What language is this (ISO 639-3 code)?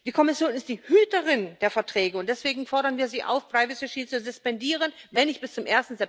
deu